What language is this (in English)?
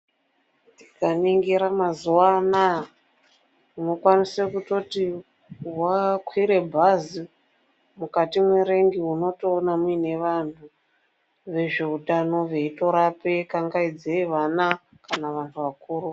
Ndau